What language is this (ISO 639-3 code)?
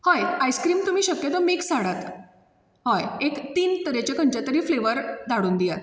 kok